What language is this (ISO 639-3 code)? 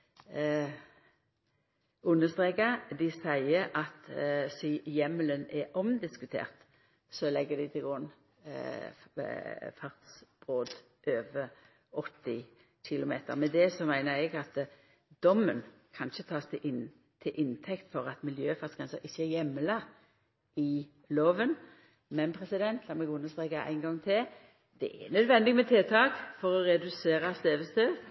nno